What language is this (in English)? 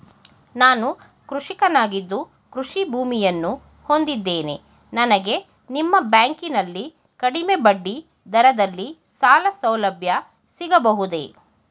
Kannada